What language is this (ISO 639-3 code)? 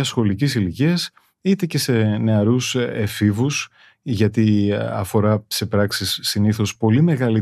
ell